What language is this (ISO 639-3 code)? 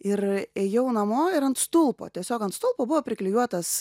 lit